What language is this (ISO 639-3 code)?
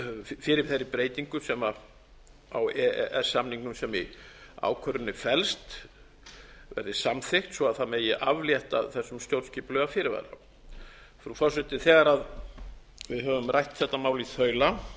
isl